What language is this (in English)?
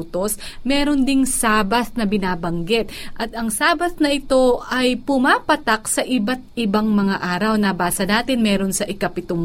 Filipino